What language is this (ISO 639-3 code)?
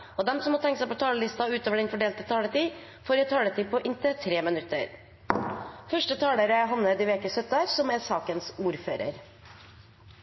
nor